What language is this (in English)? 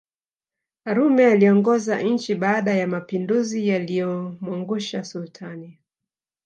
Swahili